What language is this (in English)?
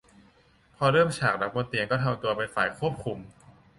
Thai